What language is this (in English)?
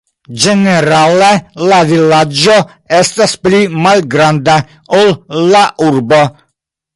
Esperanto